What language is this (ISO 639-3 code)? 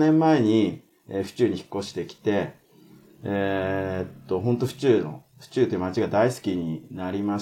jpn